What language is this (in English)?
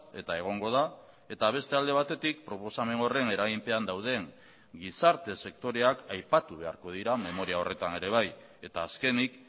Basque